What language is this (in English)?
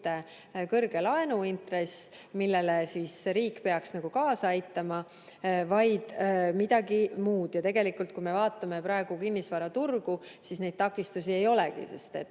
Estonian